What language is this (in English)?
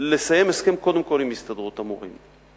Hebrew